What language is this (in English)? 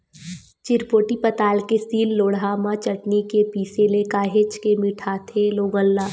Chhattisgarhi